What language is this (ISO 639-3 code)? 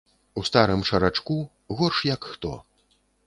bel